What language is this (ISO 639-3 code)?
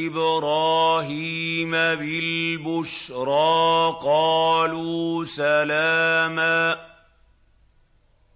ara